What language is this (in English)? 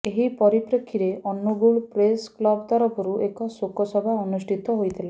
Odia